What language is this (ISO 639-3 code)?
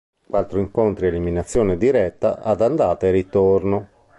ita